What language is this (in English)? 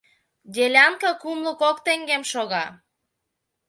Mari